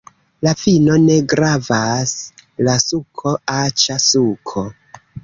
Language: Esperanto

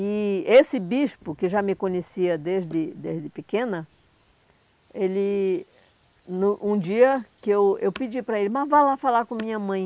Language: Portuguese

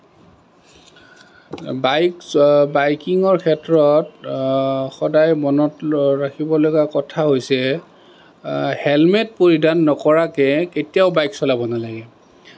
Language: Assamese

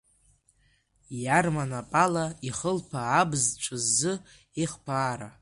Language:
Abkhazian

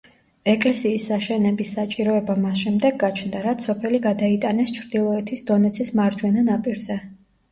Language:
Georgian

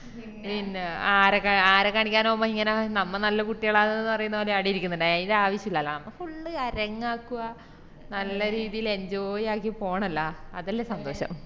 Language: Malayalam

